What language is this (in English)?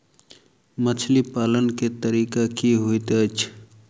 Maithili